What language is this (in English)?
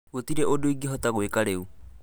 Kikuyu